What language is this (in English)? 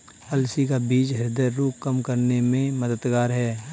Hindi